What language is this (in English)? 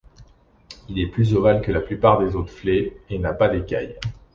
French